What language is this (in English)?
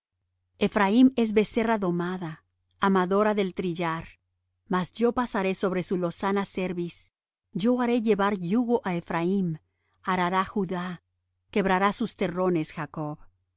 Spanish